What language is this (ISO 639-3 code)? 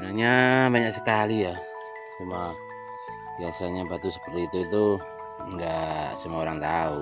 ind